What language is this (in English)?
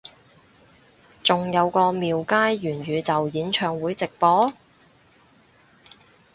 Cantonese